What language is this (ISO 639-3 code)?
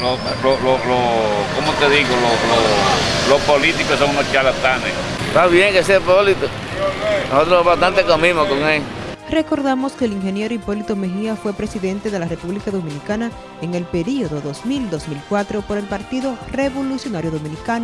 spa